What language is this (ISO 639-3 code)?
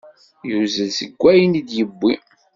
kab